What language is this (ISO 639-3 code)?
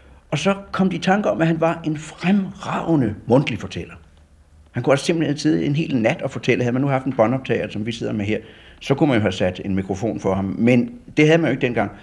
dan